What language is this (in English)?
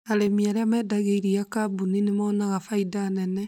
Kikuyu